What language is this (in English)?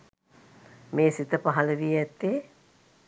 Sinhala